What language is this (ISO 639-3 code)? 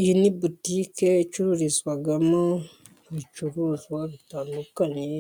kin